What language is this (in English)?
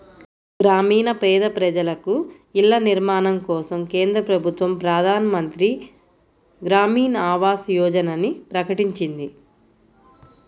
Telugu